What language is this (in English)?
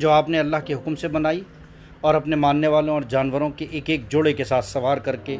Urdu